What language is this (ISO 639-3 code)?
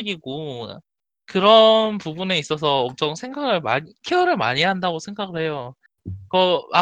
kor